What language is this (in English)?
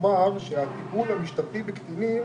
Hebrew